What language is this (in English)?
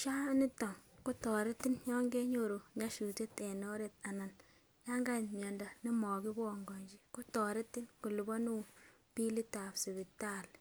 Kalenjin